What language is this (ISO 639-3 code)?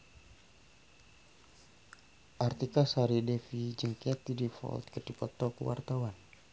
sun